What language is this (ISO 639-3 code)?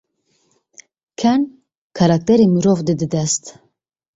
kur